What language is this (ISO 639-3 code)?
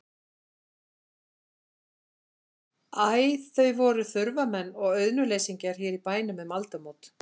isl